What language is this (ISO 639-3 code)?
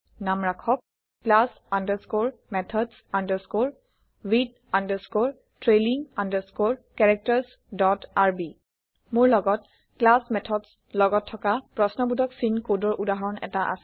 asm